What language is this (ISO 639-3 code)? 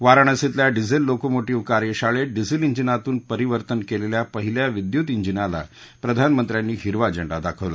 mar